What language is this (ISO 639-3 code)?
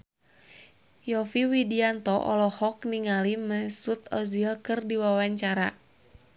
sun